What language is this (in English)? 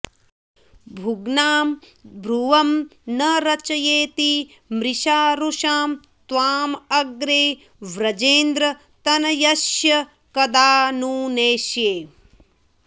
Sanskrit